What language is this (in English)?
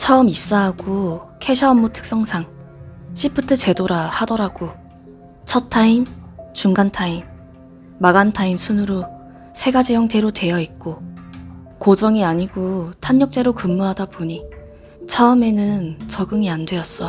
Korean